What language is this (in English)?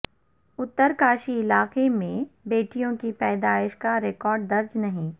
Urdu